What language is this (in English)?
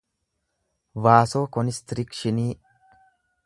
Oromo